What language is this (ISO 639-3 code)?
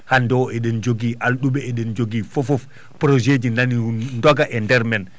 ful